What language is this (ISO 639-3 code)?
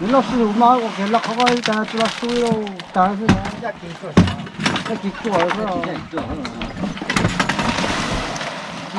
vie